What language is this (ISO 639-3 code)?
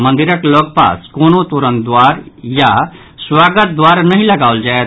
mai